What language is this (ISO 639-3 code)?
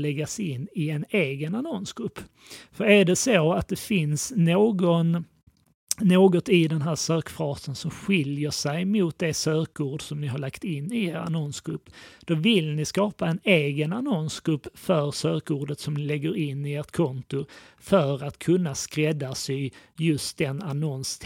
swe